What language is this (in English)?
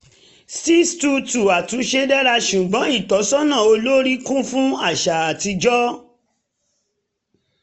Yoruba